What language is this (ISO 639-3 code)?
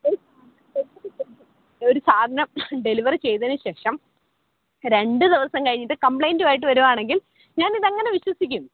mal